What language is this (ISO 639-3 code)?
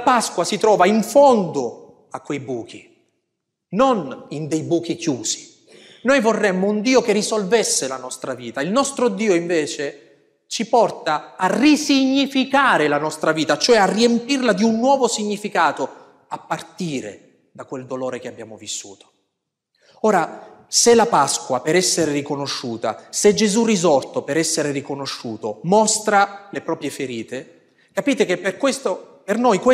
ita